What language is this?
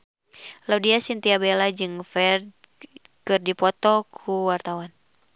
Sundanese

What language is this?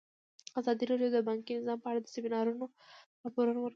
Pashto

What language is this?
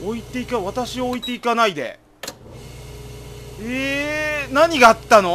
Japanese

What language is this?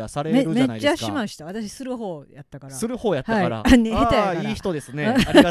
Japanese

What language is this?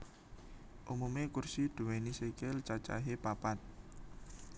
Javanese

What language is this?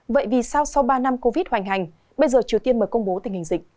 Vietnamese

